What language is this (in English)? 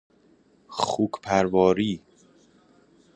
Persian